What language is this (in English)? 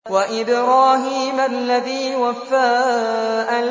Arabic